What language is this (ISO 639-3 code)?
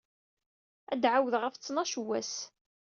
kab